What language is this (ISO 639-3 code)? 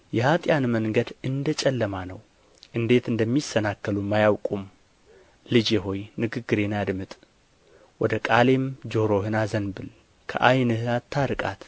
amh